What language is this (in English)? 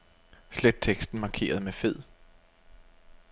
Danish